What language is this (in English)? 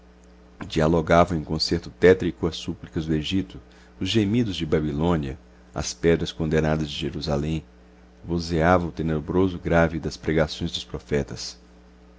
Portuguese